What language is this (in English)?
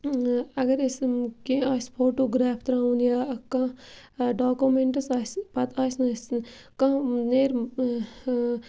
Kashmiri